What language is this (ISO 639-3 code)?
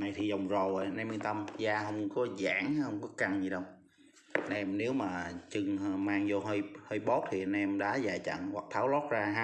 vie